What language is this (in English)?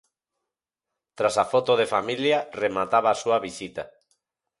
Galician